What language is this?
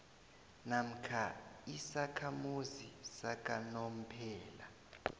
South Ndebele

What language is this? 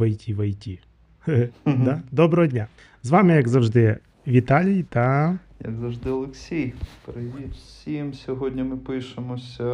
Ukrainian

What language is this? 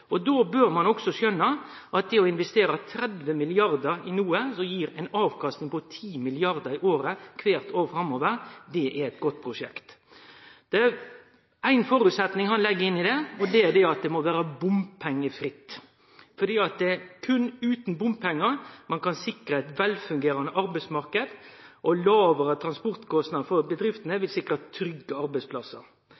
Norwegian Nynorsk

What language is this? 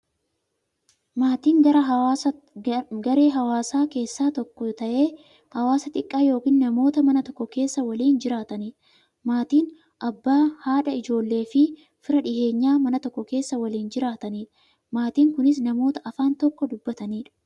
Oromo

